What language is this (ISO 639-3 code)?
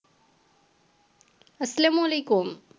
ben